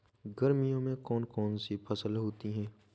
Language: Hindi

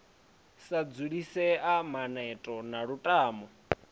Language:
Venda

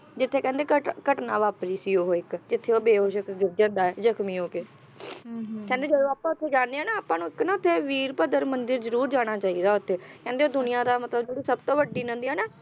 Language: Punjabi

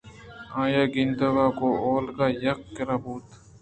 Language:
Eastern Balochi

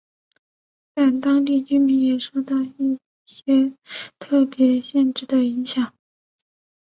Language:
Chinese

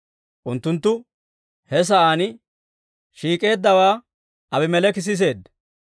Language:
Dawro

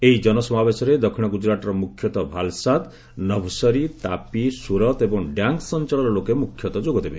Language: Odia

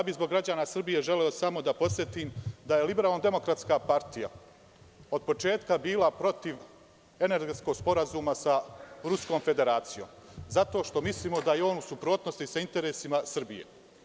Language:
Serbian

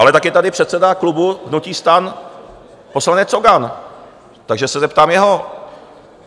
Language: Czech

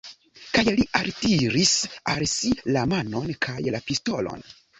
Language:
Esperanto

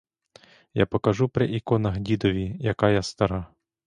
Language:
Ukrainian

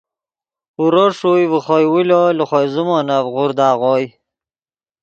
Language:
Yidgha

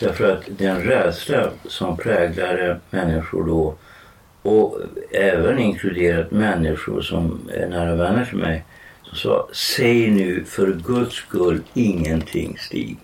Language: Swedish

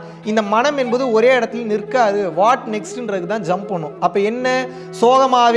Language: Tamil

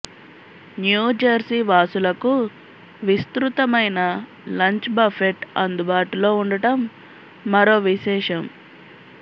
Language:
Telugu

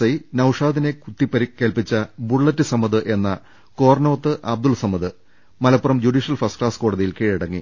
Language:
Malayalam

